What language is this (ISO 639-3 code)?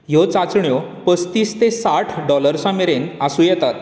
kok